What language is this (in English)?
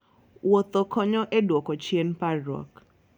Luo (Kenya and Tanzania)